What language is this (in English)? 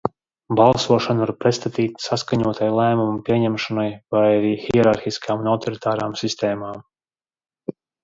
Latvian